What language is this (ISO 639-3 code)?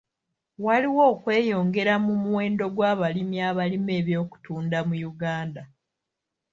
lug